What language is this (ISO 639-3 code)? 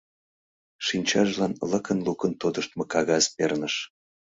chm